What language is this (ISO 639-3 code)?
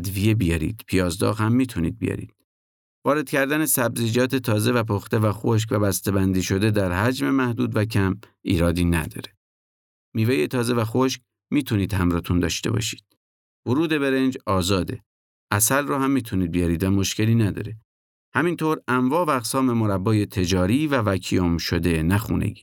fas